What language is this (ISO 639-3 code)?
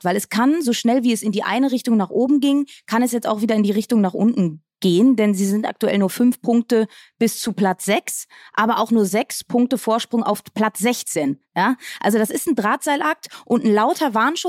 deu